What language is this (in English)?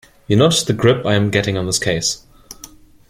English